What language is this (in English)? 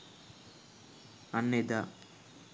Sinhala